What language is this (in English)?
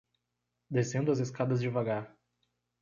Portuguese